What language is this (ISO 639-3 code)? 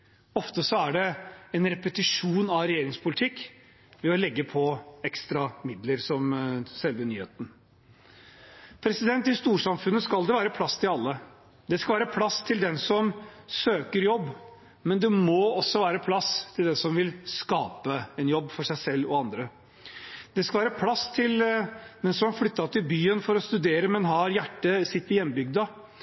nob